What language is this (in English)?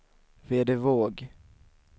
Swedish